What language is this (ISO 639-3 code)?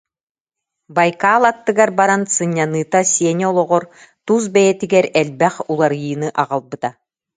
sah